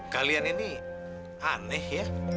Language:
Indonesian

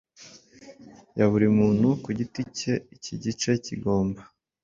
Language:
Kinyarwanda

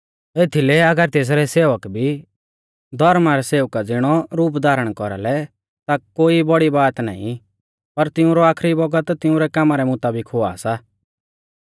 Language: Mahasu Pahari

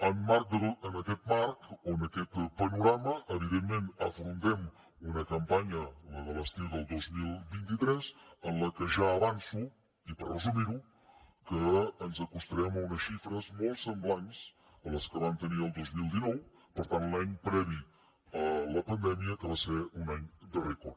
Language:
Catalan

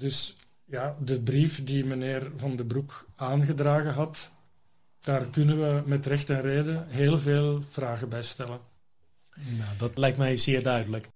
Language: Dutch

